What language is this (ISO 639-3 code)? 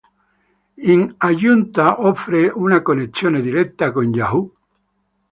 ita